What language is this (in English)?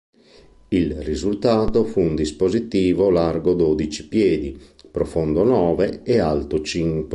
Italian